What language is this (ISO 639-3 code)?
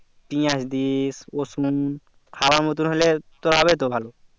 ben